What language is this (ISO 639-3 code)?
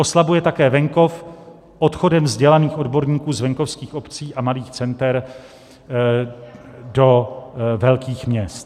ces